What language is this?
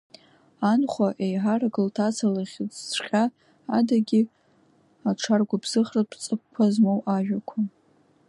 Abkhazian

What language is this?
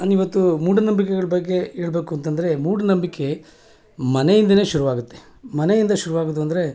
Kannada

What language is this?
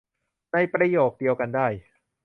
Thai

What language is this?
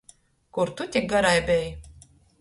Latgalian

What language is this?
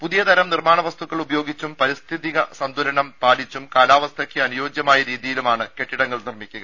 Malayalam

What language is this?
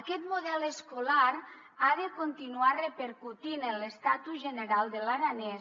Catalan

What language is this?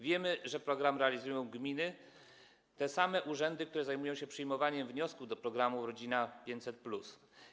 Polish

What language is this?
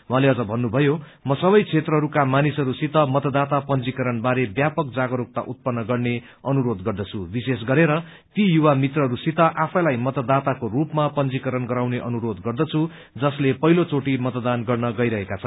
Nepali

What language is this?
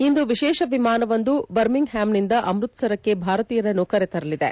Kannada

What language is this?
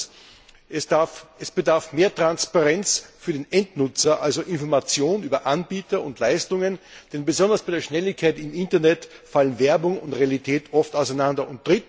German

